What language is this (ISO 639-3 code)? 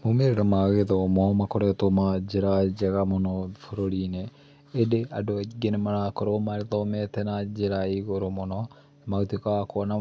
kik